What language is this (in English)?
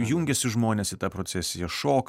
Lithuanian